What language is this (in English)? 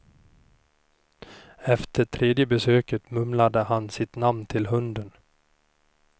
Swedish